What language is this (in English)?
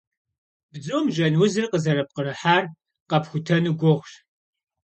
Kabardian